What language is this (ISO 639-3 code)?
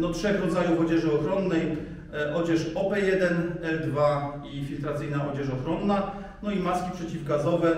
pol